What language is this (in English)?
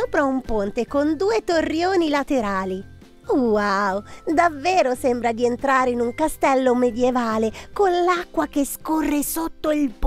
Italian